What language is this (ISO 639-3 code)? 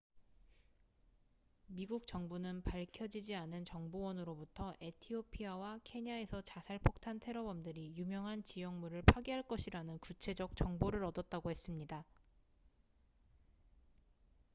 kor